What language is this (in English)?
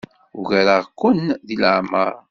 Kabyle